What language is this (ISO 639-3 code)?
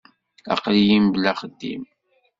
kab